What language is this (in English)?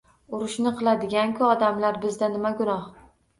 Uzbek